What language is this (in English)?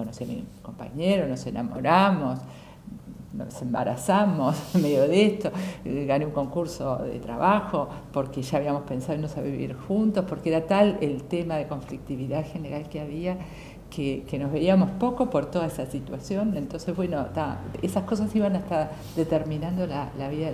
Spanish